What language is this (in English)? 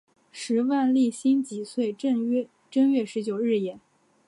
Chinese